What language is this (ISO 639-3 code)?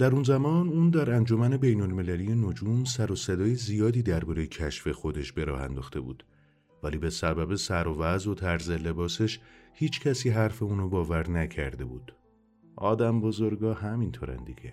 fas